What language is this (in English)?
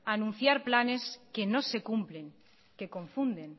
Spanish